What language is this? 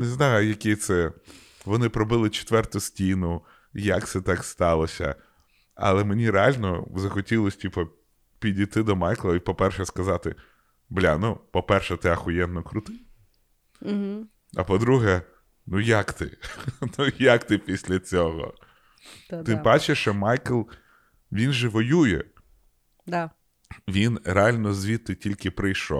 Ukrainian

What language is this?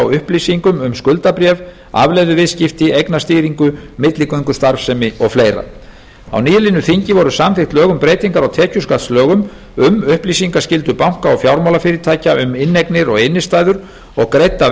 Icelandic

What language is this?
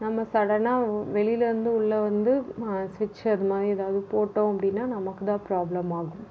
Tamil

